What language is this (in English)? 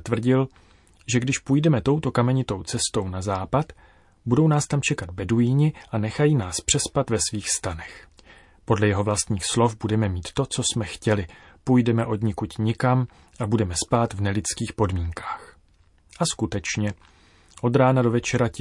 Czech